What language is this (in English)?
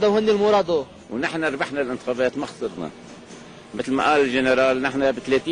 Arabic